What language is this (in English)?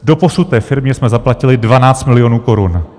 Czech